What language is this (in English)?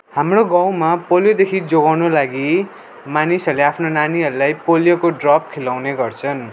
Nepali